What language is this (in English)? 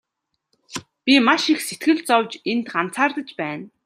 Mongolian